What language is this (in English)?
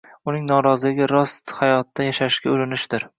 Uzbek